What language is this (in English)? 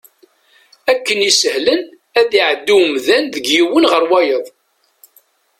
Kabyle